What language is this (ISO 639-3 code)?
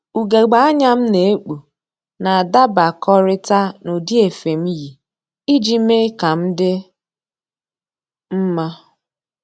ibo